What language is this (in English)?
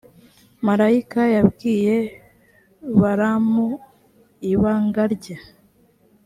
Kinyarwanda